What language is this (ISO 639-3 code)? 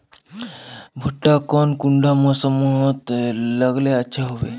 mag